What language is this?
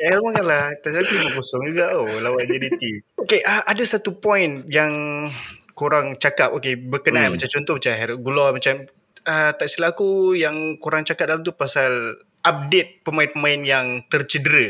Malay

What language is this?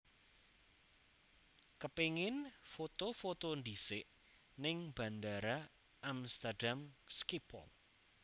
Javanese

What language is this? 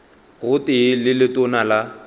Northern Sotho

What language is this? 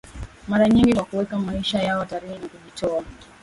Swahili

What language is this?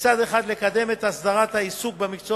Hebrew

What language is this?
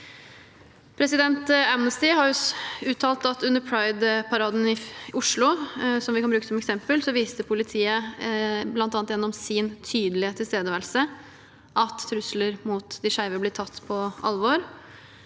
Norwegian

